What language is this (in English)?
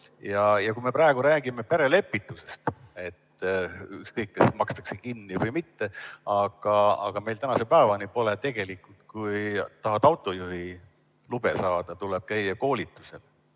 Estonian